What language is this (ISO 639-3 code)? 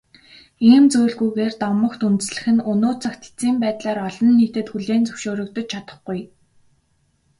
mon